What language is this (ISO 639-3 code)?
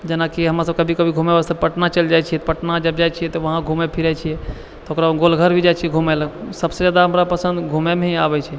mai